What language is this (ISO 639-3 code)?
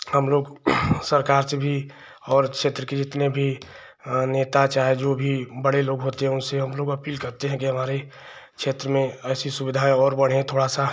hin